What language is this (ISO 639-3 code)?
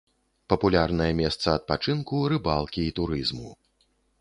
bel